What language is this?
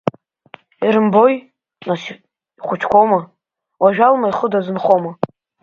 Abkhazian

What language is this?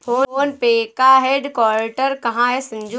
Hindi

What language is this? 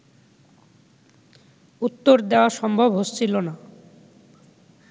Bangla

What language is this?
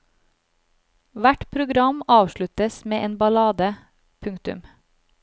Norwegian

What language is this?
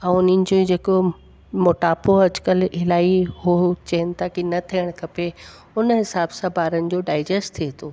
Sindhi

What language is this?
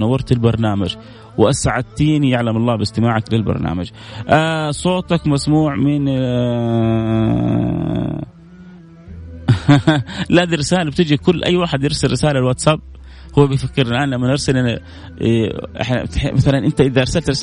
Arabic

